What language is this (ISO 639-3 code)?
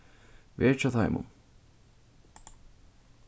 fao